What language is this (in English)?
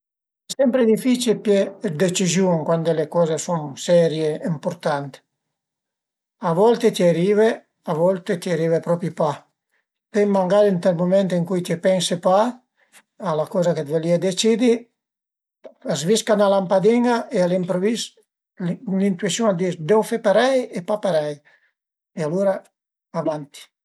Piedmontese